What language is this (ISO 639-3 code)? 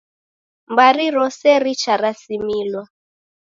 dav